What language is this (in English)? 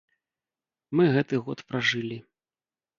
Belarusian